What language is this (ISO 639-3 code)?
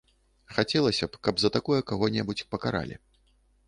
bel